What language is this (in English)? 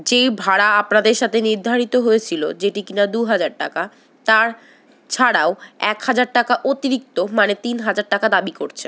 Bangla